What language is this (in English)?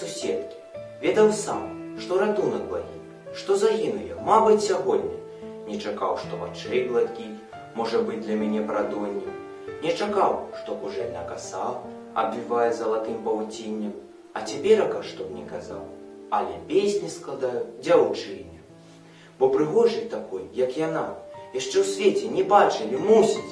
Russian